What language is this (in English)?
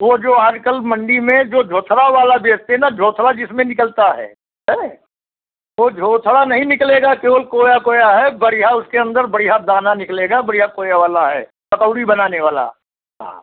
Hindi